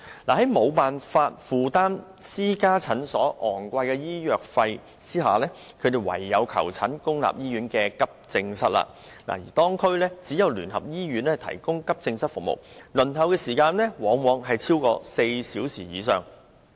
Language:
Cantonese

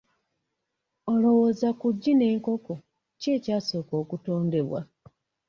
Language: Ganda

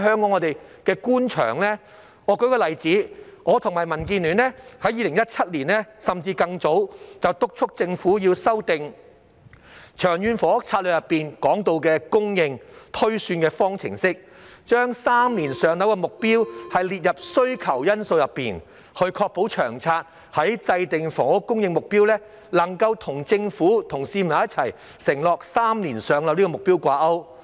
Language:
Cantonese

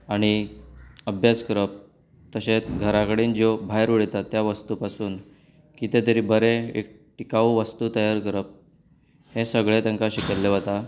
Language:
Konkani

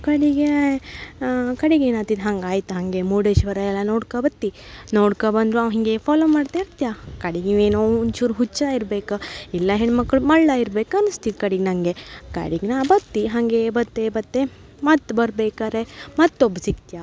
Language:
Kannada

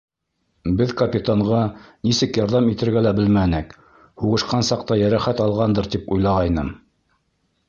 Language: Bashkir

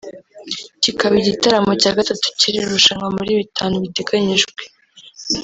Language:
Kinyarwanda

